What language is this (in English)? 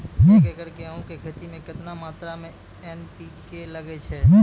Maithili